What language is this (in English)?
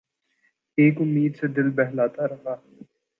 Urdu